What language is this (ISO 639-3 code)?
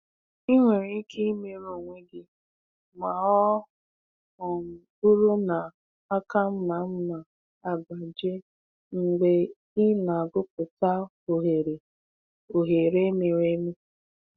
ibo